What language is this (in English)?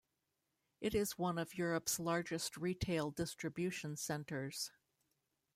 English